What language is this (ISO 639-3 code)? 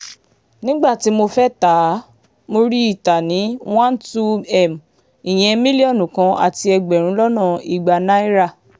yor